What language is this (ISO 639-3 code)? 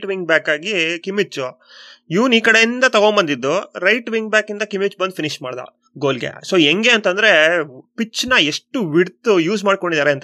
kan